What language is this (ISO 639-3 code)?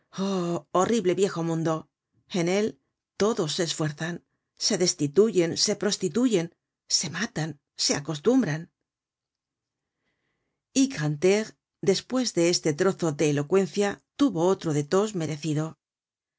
spa